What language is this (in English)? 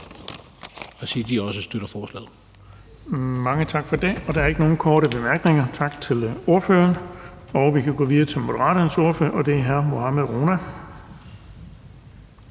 Danish